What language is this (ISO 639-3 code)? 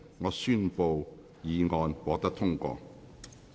yue